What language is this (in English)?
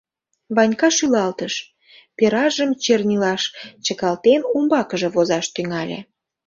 Mari